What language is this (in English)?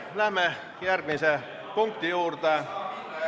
Estonian